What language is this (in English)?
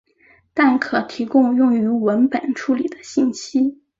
Chinese